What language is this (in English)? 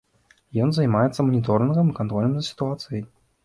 Belarusian